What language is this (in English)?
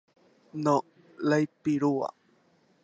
Guarani